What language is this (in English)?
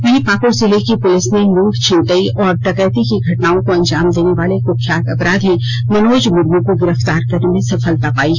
Hindi